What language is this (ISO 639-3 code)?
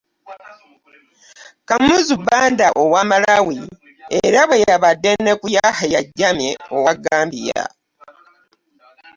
lug